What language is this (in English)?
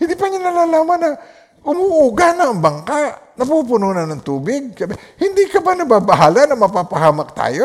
Filipino